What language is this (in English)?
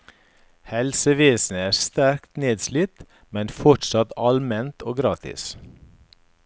Norwegian